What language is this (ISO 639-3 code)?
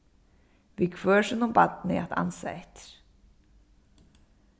fao